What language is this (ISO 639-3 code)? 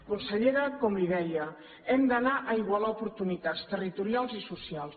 cat